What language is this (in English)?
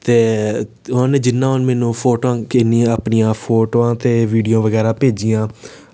Dogri